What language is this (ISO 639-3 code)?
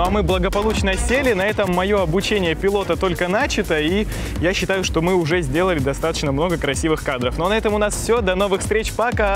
rus